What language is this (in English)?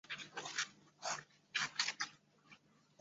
Chinese